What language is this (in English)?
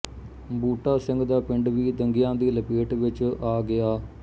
Punjabi